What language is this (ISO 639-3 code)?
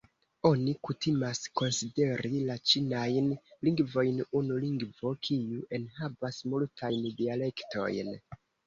epo